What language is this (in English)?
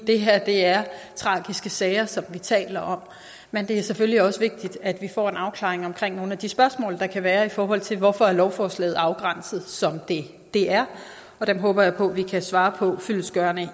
Danish